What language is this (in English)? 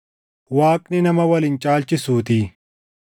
Oromo